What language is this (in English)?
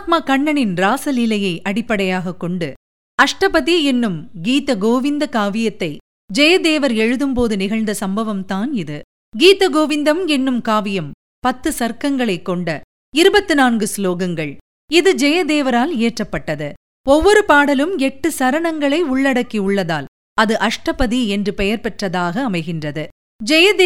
Tamil